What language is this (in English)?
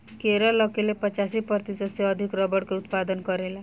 Bhojpuri